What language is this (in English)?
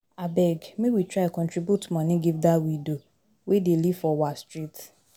Nigerian Pidgin